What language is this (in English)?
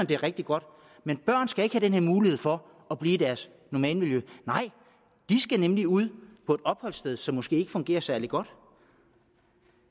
Danish